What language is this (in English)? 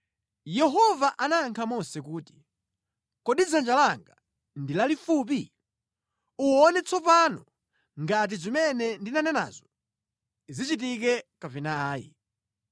Nyanja